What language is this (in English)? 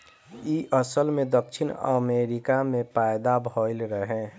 Bhojpuri